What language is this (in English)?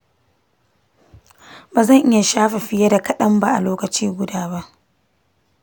Hausa